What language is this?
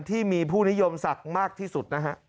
Thai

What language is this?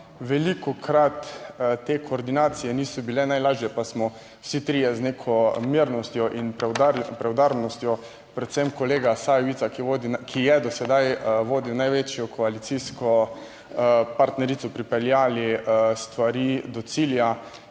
Slovenian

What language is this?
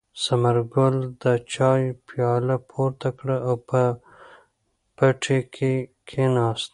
Pashto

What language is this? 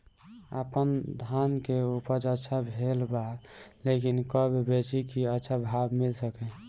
Bhojpuri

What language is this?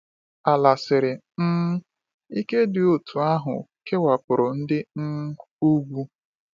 Igbo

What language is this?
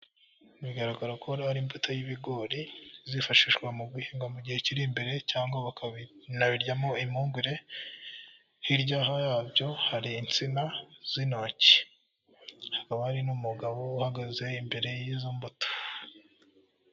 Kinyarwanda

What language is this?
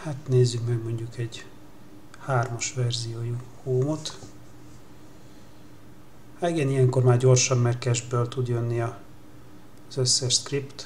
Hungarian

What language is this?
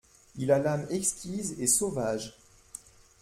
French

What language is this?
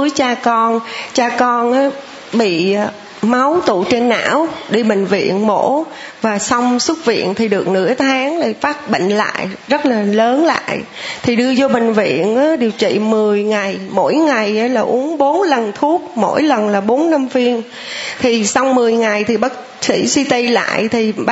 Vietnamese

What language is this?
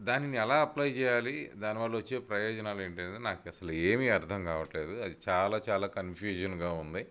Telugu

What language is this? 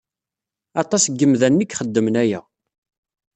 Kabyle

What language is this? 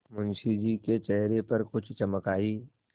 Hindi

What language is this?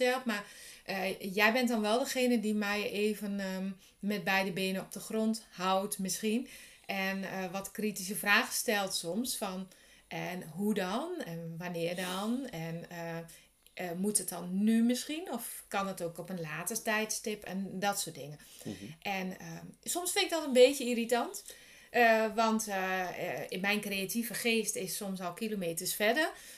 Dutch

